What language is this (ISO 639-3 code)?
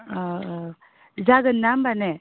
brx